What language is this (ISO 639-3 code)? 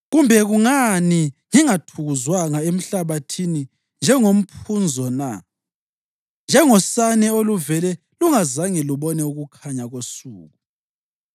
nde